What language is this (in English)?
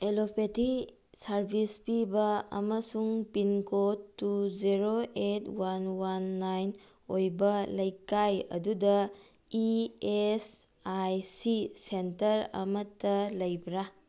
Manipuri